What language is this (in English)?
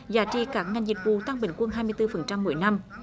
Vietnamese